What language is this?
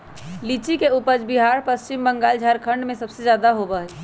Magahi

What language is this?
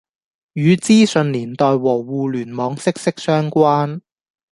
Cantonese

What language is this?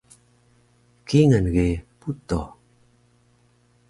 Taroko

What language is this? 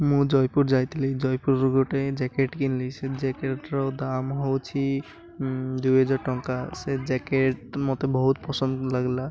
Odia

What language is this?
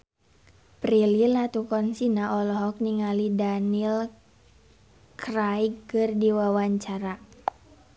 Sundanese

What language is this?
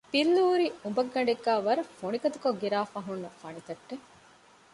Divehi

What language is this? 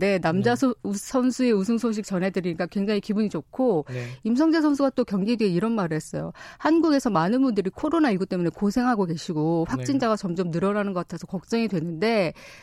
Korean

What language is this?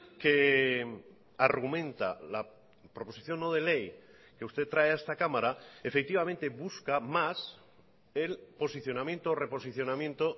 Spanish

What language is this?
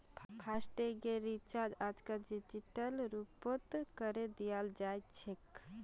Magahi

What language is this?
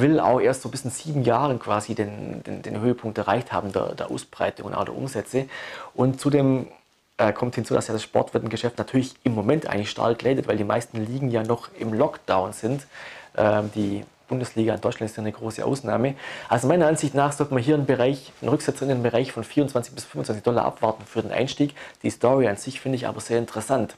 German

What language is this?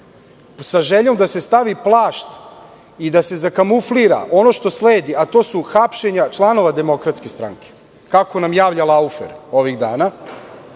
Serbian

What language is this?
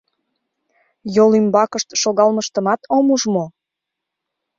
Mari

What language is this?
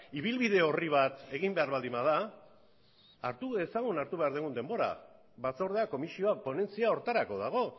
Basque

